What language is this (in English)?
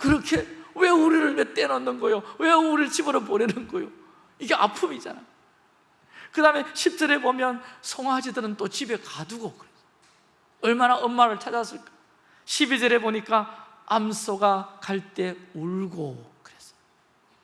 Korean